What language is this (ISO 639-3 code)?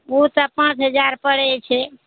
mai